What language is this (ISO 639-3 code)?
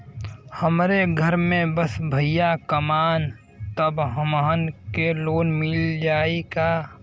bho